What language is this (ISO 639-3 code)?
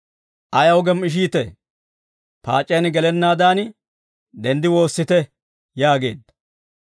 dwr